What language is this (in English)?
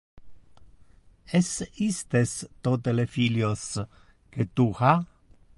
Interlingua